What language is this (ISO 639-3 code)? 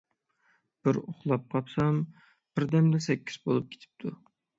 uig